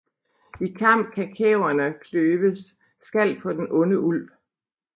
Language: Danish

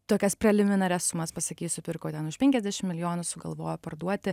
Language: Lithuanian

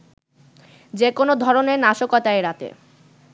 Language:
Bangla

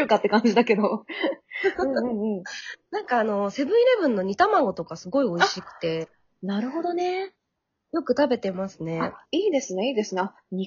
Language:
Japanese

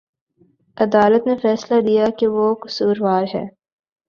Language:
Urdu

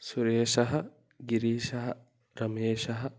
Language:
Sanskrit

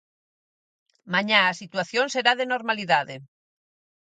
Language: Galician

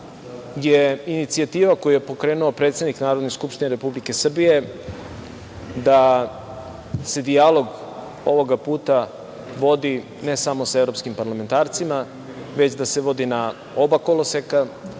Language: Serbian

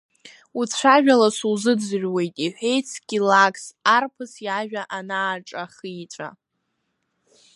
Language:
Abkhazian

